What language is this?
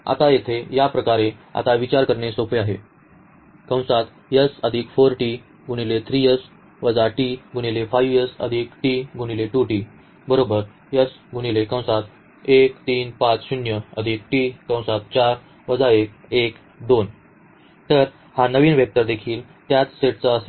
Marathi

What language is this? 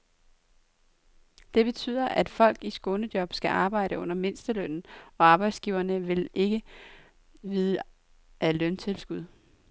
Danish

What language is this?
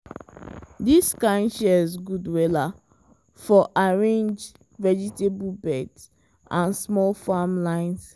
Nigerian Pidgin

